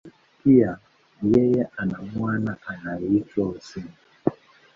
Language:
Swahili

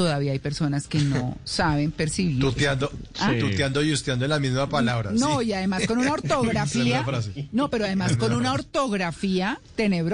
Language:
Spanish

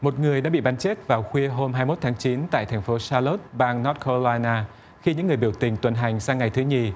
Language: Vietnamese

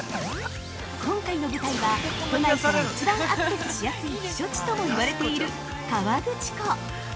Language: Japanese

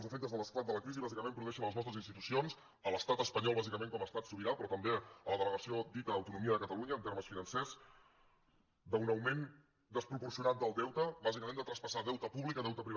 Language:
Catalan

